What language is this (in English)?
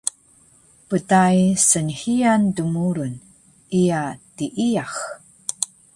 Taroko